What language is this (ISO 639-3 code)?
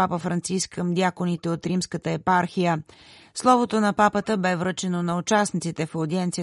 bul